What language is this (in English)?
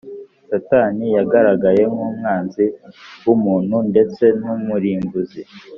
Kinyarwanda